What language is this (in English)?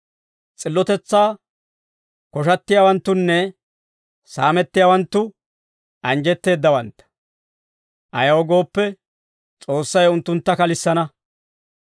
Dawro